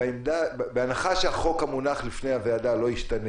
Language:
Hebrew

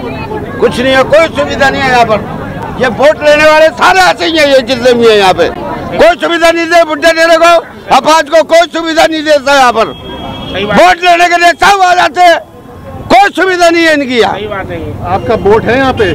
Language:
Hindi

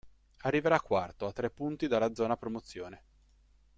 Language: Italian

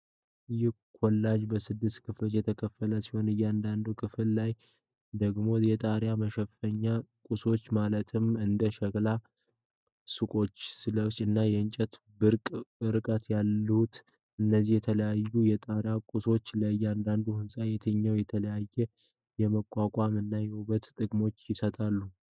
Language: Amharic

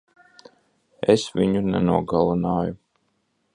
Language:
Latvian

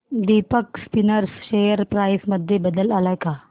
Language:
Marathi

